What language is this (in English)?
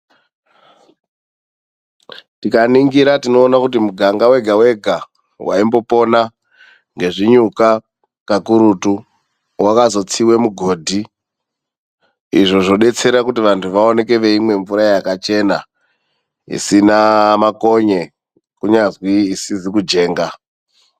Ndau